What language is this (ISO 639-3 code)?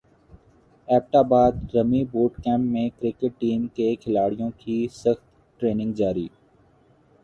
urd